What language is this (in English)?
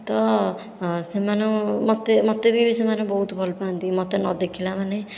Odia